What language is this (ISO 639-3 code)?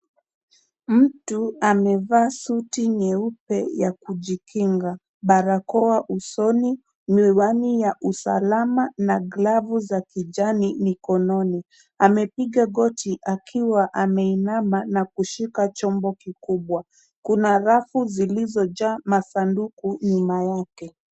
swa